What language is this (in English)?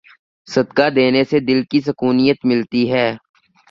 Urdu